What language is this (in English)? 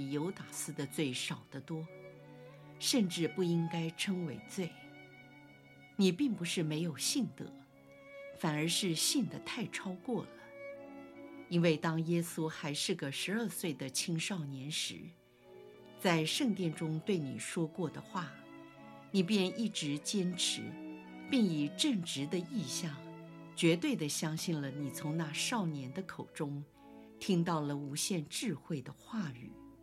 Chinese